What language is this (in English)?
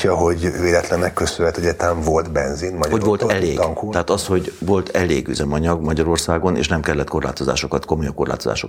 Hungarian